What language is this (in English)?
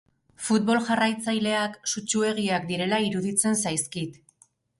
Basque